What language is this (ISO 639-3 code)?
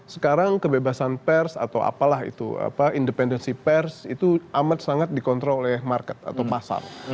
ind